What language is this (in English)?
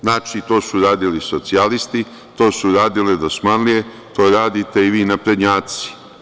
Serbian